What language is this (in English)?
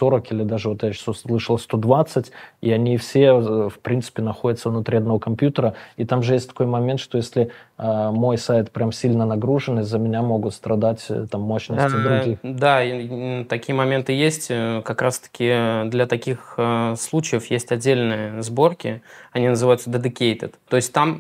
Russian